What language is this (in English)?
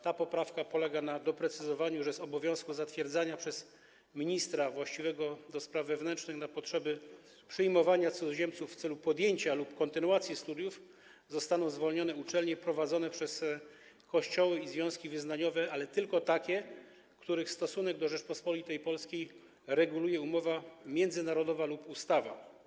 Polish